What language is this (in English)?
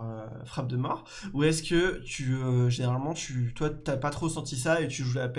French